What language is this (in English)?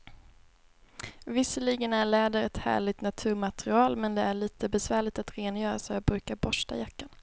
Swedish